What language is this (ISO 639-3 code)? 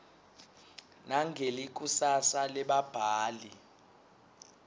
ssw